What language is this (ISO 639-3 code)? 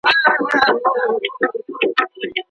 pus